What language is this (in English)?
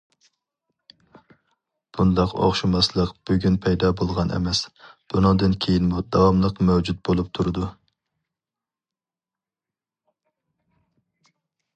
Uyghur